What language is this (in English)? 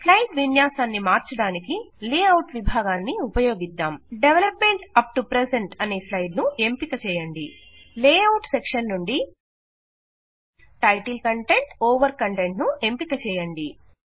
Telugu